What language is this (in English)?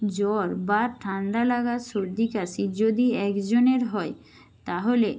Bangla